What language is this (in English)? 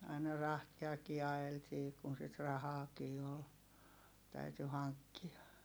Finnish